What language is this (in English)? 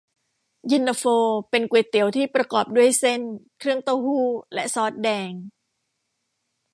Thai